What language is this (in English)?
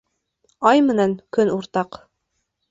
Bashkir